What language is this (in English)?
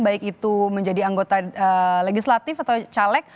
Indonesian